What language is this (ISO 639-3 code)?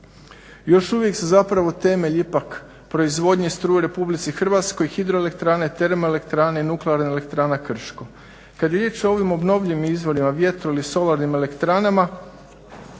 hrv